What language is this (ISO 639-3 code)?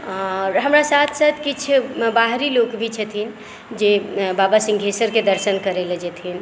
mai